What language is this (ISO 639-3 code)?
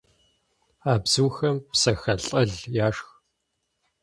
kbd